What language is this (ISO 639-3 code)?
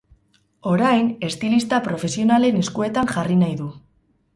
eus